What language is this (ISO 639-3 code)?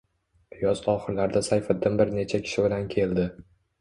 uzb